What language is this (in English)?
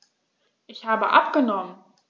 German